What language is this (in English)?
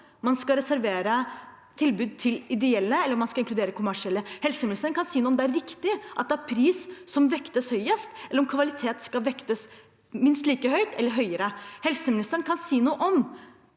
Norwegian